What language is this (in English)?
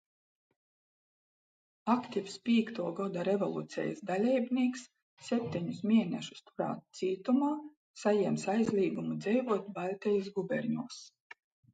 Latgalian